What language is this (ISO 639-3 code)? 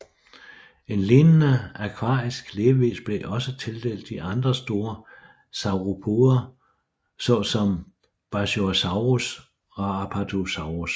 dan